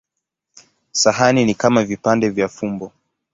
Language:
Swahili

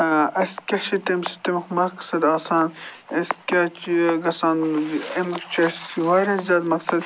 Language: Kashmiri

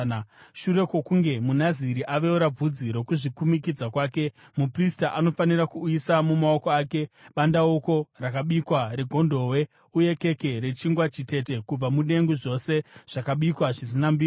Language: Shona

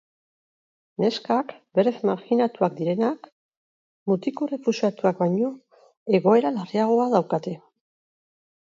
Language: Basque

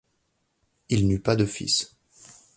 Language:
French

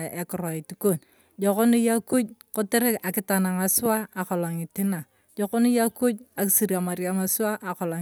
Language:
Turkana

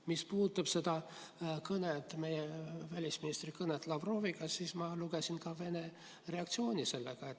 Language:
Estonian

